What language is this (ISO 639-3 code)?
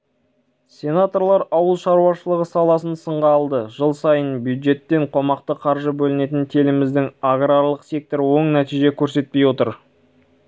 kaz